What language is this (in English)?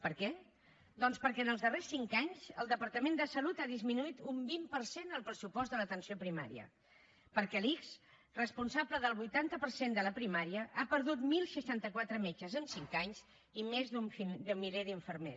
Catalan